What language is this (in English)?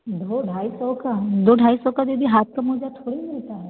Hindi